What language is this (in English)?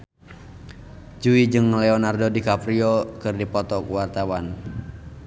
Sundanese